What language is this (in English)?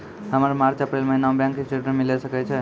Maithili